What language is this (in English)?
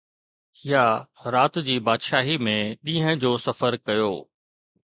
Sindhi